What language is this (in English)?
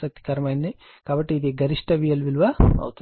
Telugu